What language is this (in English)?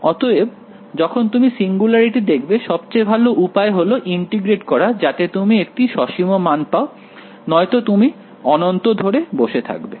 Bangla